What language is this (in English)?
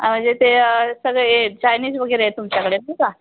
Marathi